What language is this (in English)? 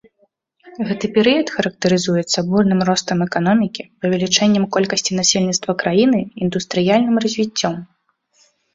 Belarusian